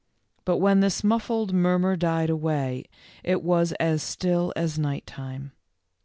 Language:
English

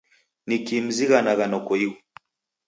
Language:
Taita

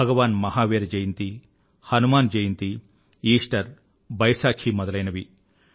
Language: Telugu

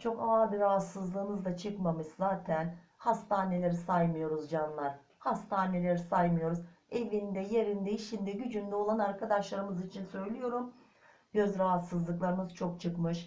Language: Turkish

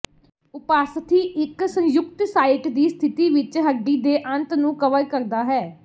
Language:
Punjabi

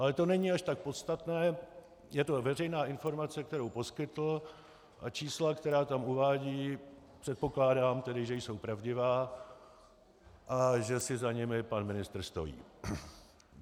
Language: Czech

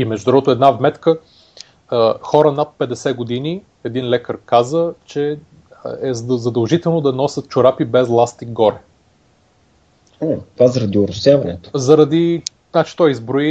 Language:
Bulgarian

